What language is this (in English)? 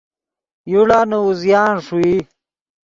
Yidgha